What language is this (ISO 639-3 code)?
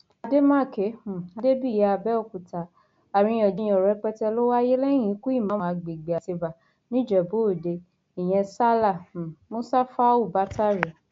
yor